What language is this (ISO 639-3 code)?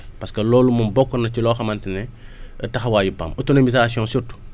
wol